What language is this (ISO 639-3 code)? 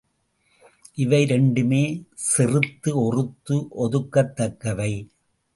tam